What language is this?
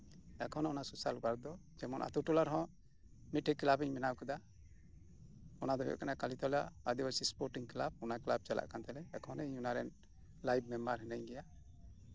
Santali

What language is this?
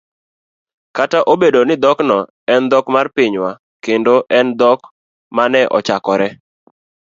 Luo (Kenya and Tanzania)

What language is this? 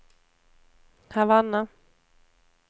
Swedish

